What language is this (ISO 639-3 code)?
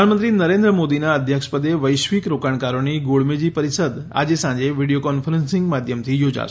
guj